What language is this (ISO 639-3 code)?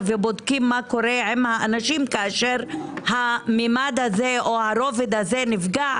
heb